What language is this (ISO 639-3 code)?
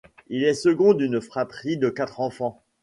fra